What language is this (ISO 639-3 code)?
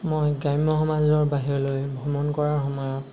asm